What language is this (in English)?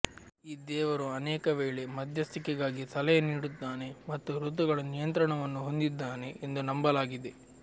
Kannada